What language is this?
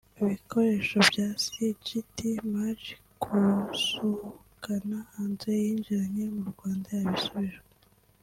Kinyarwanda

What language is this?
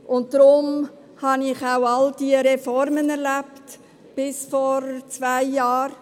Swiss German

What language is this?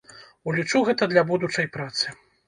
Belarusian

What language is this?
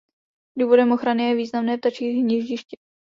Czech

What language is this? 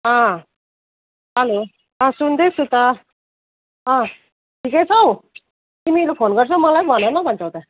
Nepali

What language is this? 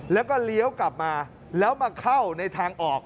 Thai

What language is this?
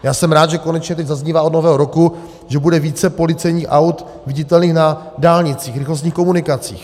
Czech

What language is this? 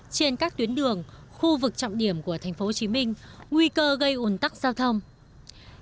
Vietnamese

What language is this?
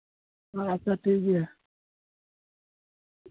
Santali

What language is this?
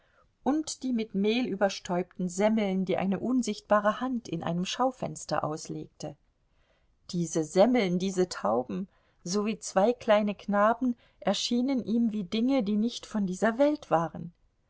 German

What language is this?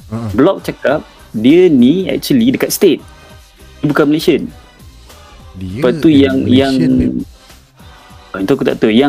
Malay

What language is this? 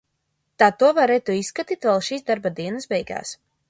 Latvian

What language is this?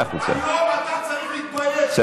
Hebrew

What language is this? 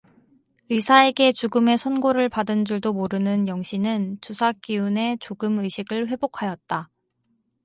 Korean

